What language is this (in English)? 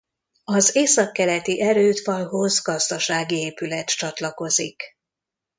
Hungarian